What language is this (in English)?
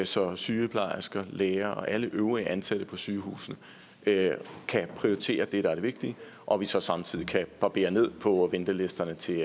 Danish